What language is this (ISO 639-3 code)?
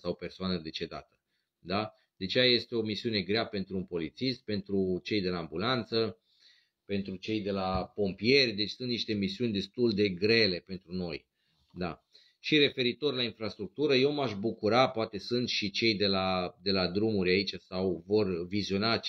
ron